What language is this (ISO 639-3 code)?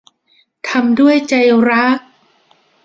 tha